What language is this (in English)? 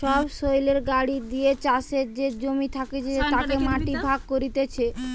Bangla